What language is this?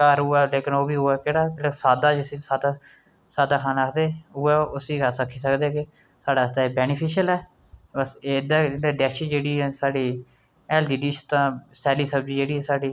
Dogri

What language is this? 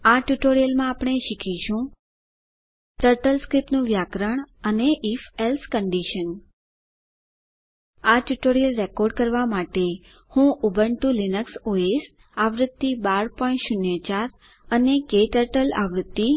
Gujarati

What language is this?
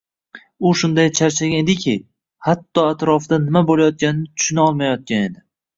Uzbek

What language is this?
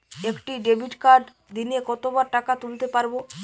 Bangla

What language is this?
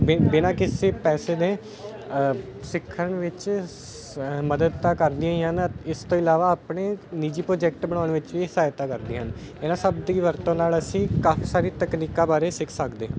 Punjabi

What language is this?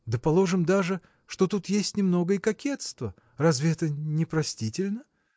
Russian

